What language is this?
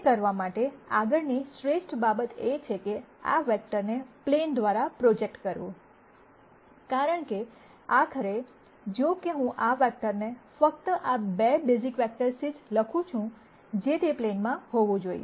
Gujarati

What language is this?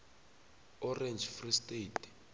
South Ndebele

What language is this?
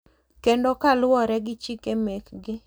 Luo (Kenya and Tanzania)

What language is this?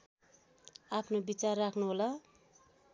Nepali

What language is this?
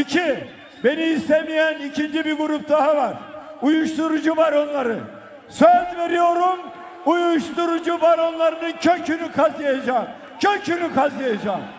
Turkish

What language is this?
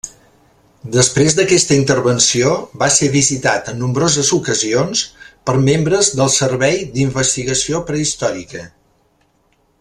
Catalan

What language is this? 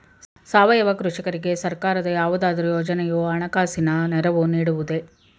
Kannada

